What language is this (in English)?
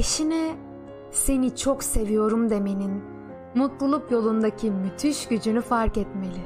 Turkish